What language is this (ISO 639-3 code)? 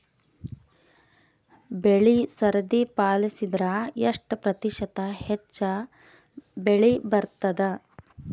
kan